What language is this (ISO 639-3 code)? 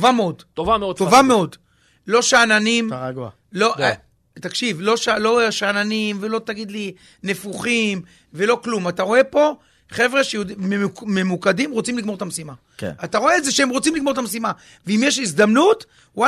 heb